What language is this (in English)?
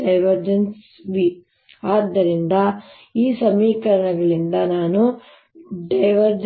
Kannada